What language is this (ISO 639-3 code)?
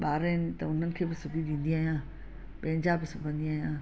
snd